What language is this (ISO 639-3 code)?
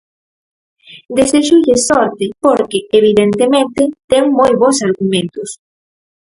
glg